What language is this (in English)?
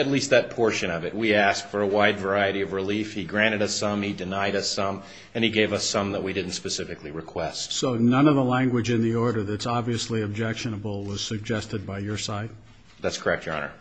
English